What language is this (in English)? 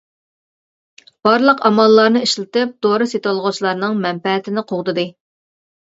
Uyghur